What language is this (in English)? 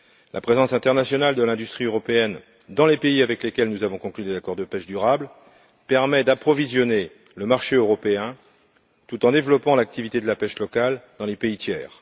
French